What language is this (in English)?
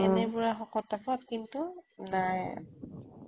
Assamese